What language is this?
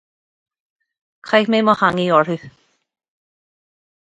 Irish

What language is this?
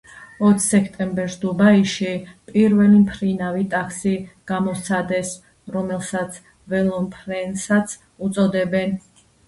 Georgian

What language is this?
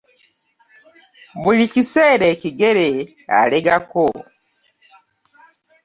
Ganda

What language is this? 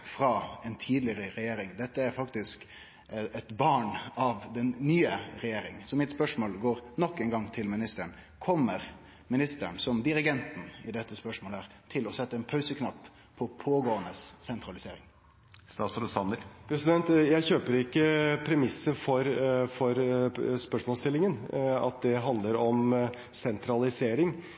Norwegian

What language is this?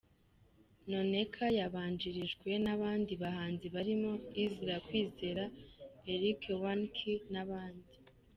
Kinyarwanda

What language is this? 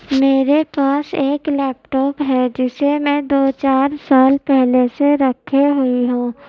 Urdu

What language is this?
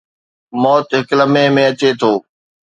Sindhi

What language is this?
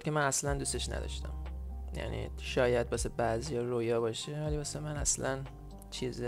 Persian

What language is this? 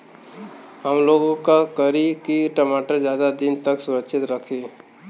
Bhojpuri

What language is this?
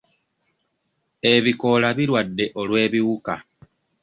Ganda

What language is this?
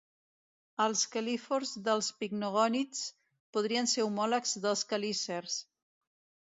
Catalan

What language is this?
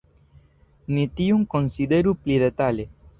Esperanto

